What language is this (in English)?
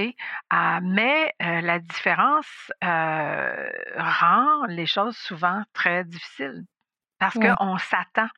French